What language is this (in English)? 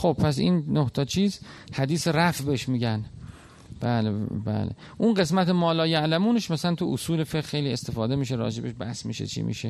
Persian